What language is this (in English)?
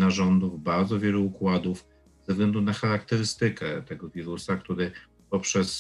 Polish